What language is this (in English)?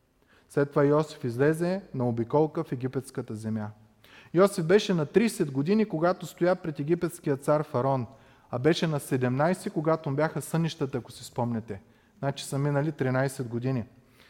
Bulgarian